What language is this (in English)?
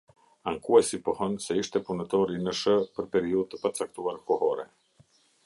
Albanian